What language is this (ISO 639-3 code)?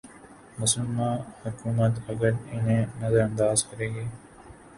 urd